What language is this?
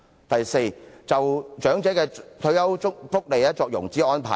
Cantonese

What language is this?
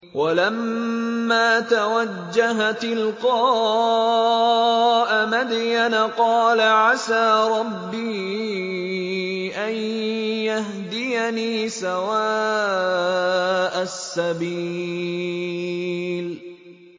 Arabic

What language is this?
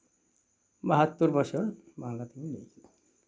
Santali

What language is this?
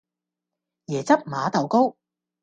Cantonese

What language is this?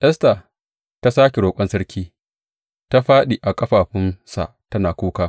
Hausa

